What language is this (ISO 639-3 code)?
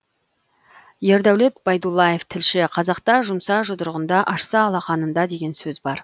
kaz